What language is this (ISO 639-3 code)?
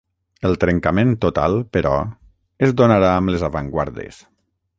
cat